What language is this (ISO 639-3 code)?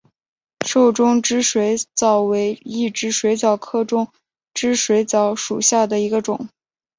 zho